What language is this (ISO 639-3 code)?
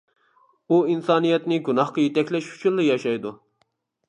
uig